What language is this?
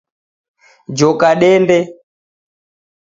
Taita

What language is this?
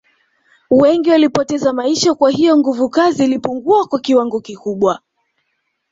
Swahili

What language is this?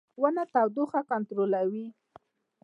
Pashto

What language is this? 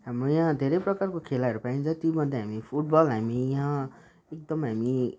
Nepali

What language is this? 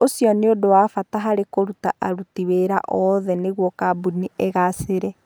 Kikuyu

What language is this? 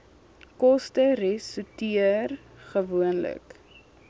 Afrikaans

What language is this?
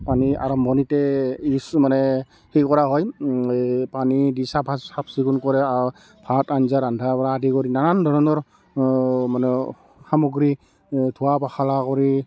Assamese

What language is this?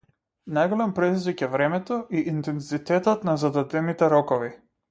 Macedonian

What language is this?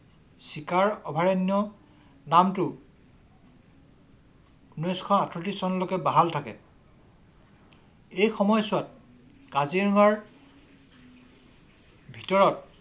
Assamese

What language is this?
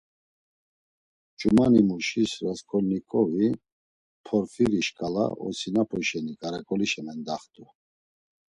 Laz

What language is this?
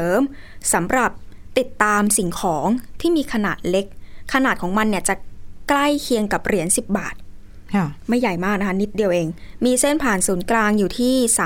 Thai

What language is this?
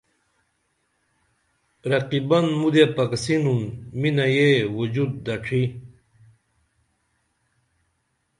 Dameli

